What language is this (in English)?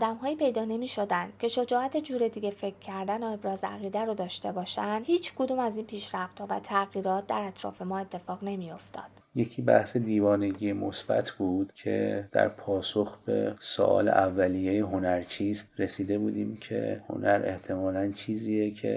Persian